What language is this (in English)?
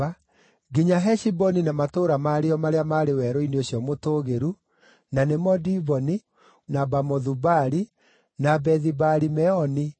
Kikuyu